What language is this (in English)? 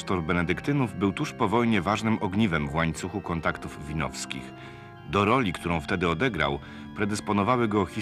Polish